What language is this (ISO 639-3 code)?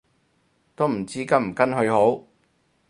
yue